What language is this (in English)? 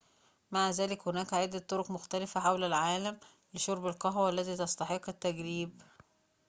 Arabic